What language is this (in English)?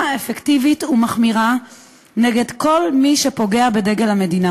Hebrew